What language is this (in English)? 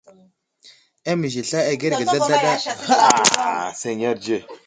Wuzlam